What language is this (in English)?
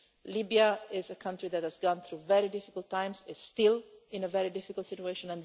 English